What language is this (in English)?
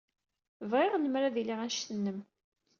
Kabyle